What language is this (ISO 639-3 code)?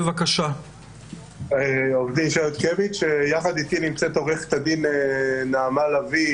heb